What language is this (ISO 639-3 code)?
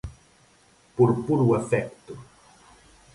glg